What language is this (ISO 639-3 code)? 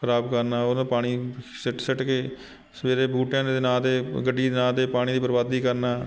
pan